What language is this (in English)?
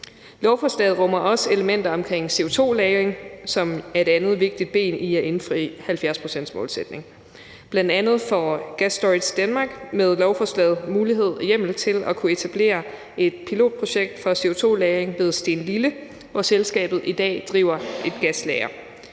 Danish